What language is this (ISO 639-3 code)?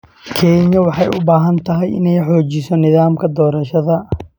som